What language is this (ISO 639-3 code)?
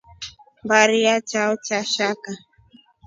rof